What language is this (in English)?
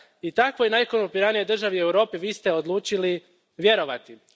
Croatian